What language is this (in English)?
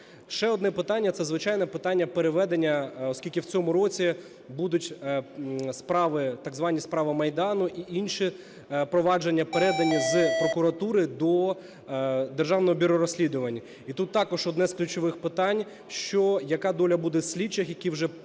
Ukrainian